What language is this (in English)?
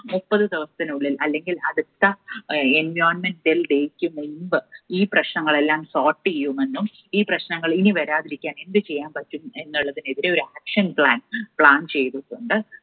Malayalam